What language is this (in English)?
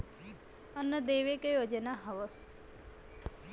Bhojpuri